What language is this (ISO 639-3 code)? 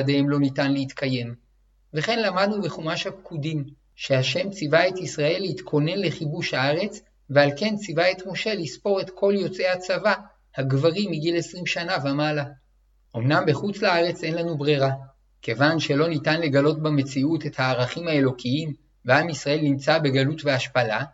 heb